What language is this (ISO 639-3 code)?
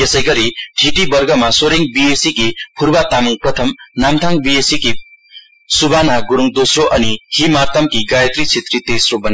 nep